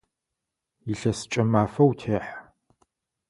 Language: Adyghe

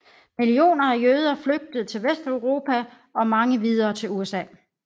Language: Danish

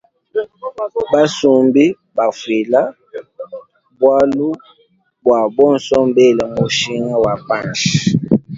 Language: Luba-Lulua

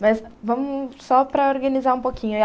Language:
Portuguese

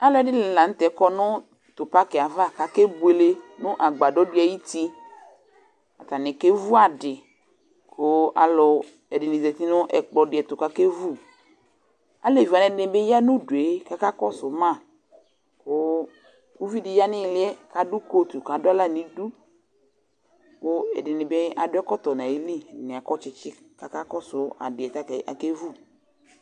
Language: Ikposo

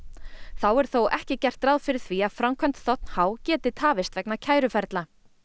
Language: Icelandic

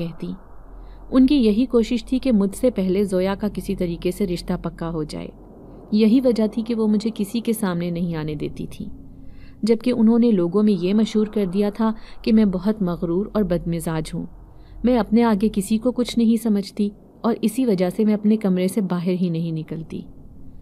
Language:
Hindi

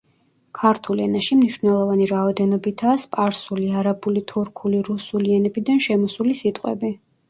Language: Georgian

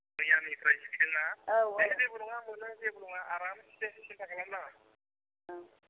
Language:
Bodo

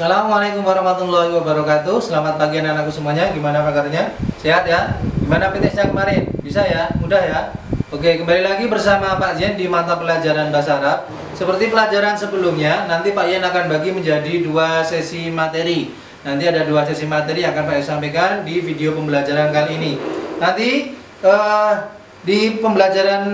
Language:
Indonesian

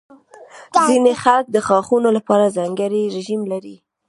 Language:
Pashto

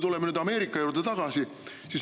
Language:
Estonian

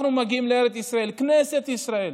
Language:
Hebrew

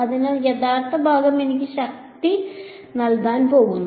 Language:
Malayalam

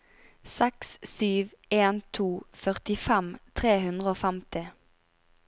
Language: Norwegian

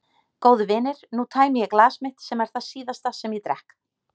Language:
Icelandic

